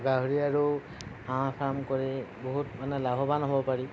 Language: Assamese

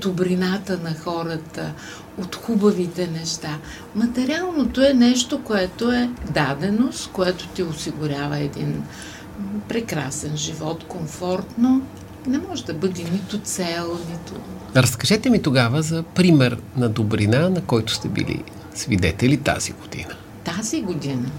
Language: Bulgarian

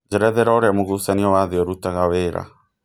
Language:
Kikuyu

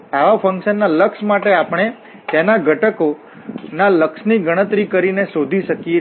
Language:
Gujarati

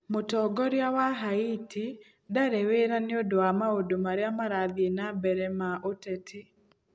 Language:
Kikuyu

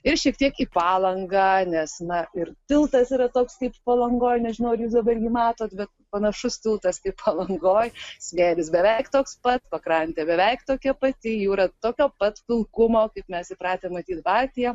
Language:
Lithuanian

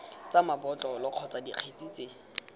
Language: Tswana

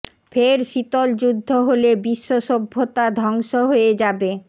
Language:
Bangla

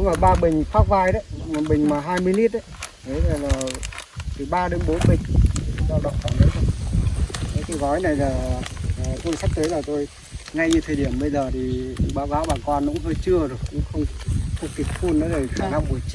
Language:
Vietnamese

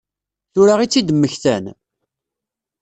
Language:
Kabyle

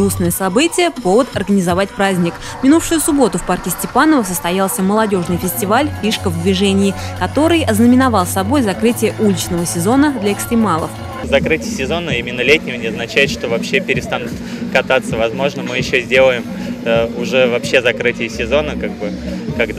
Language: Russian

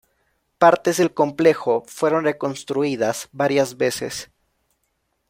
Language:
Spanish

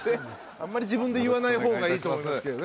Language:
Japanese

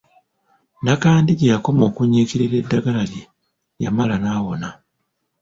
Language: Ganda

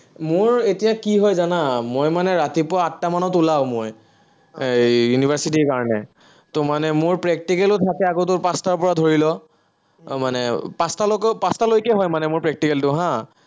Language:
Assamese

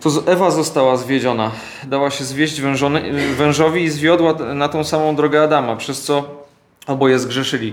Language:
Polish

